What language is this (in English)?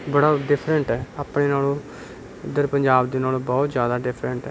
Punjabi